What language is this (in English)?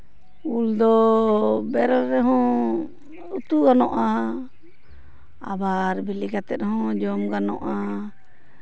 Santali